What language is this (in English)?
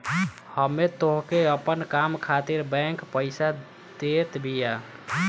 Bhojpuri